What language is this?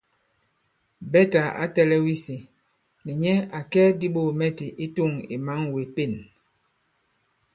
Bankon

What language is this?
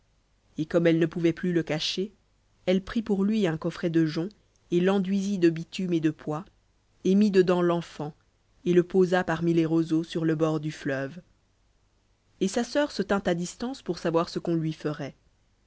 French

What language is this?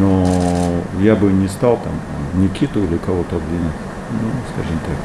Russian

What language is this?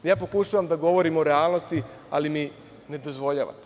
Serbian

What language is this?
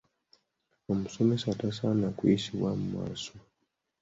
Ganda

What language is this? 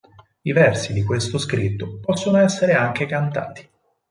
Italian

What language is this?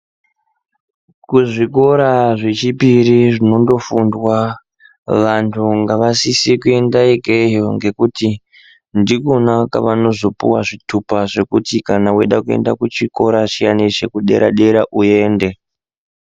Ndau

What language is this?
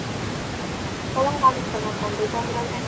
Javanese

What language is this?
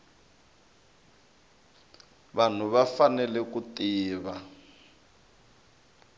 Tsonga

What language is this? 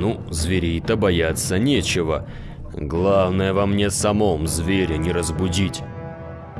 Russian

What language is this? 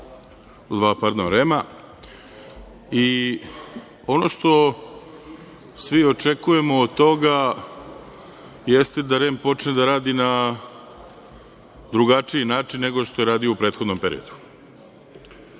Serbian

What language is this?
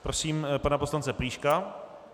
Czech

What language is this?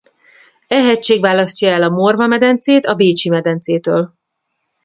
Hungarian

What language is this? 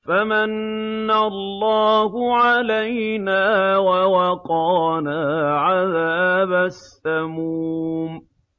Arabic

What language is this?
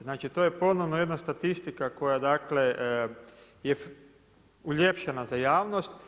Croatian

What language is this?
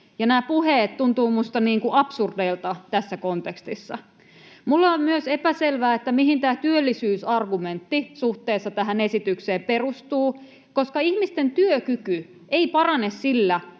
Finnish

